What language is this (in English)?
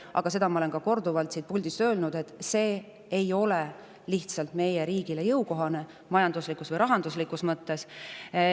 Estonian